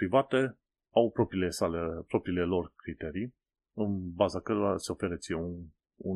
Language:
Romanian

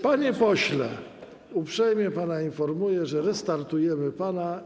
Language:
Polish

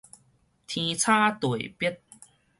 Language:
Min Nan Chinese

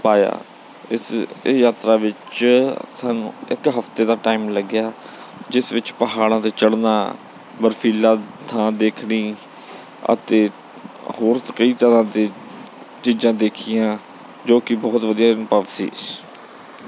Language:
Punjabi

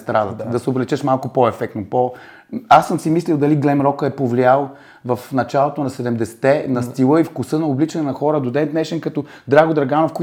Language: Bulgarian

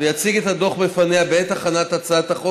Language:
Hebrew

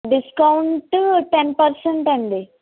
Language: Telugu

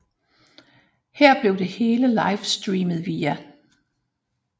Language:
Danish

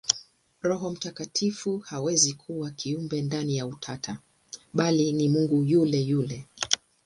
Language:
Swahili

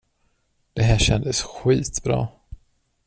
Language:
Swedish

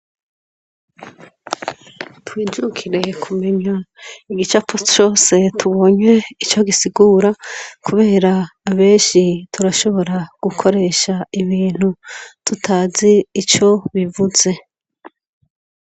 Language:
Rundi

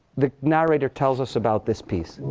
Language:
English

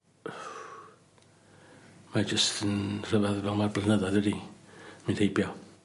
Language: Welsh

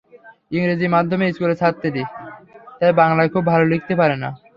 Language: Bangla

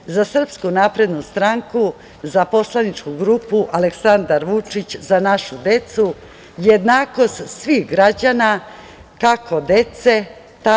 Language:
Serbian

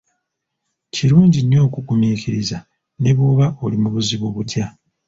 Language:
Ganda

